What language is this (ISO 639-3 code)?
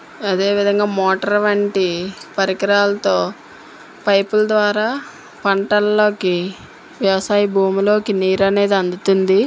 tel